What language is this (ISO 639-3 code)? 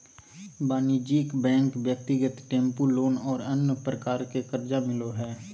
mag